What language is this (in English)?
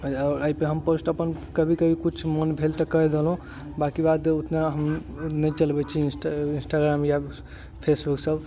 Maithili